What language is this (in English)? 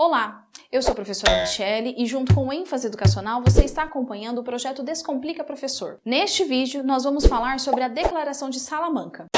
Portuguese